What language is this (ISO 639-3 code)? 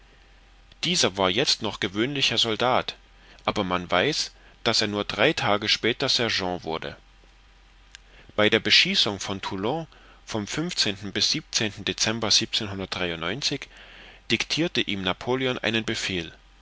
deu